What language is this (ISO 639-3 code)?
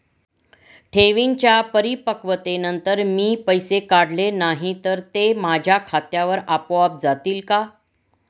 mar